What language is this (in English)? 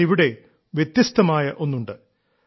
Malayalam